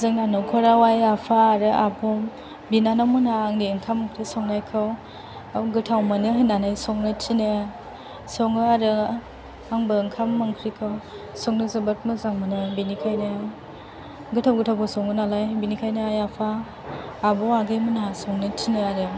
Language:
Bodo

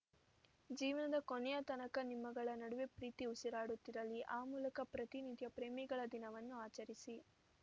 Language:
Kannada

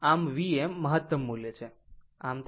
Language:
Gujarati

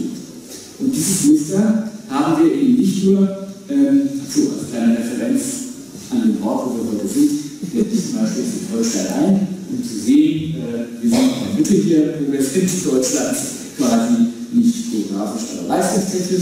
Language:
German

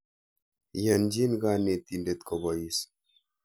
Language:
Kalenjin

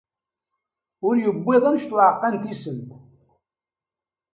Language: Kabyle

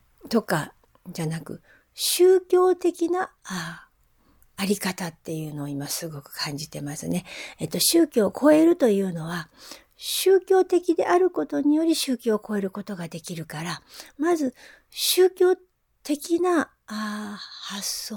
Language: Japanese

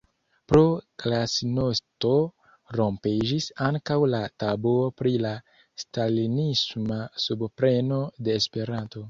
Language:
Esperanto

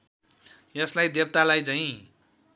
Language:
Nepali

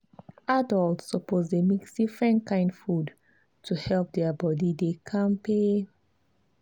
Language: Nigerian Pidgin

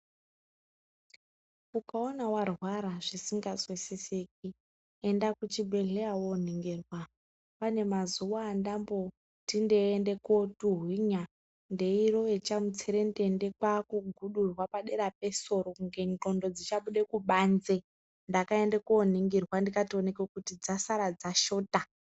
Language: Ndau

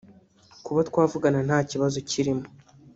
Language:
Kinyarwanda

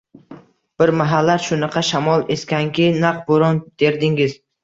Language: Uzbek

